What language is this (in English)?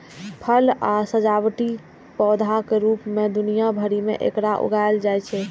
Maithili